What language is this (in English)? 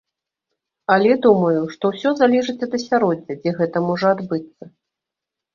Belarusian